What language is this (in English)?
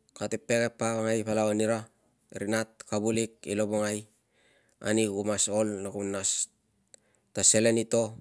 Tungag